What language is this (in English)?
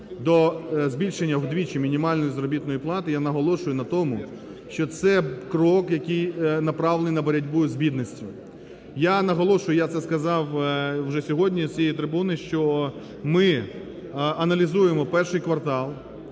Ukrainian